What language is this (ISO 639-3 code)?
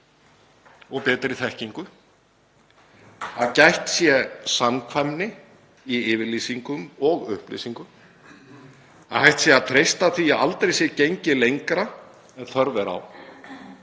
isl